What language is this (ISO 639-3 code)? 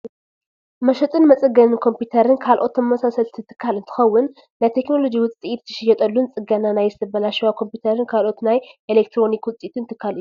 tir